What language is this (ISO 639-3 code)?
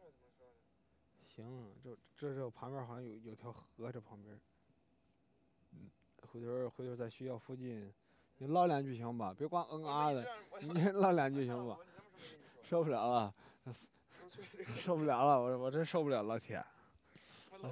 zho